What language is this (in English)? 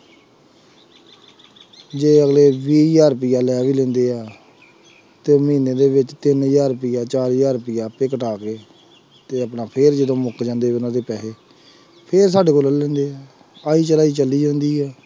Punjabi